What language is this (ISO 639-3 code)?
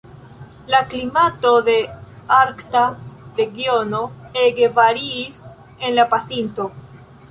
epo